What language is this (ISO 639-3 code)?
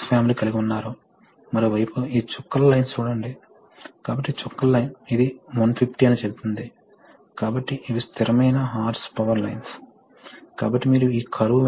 tel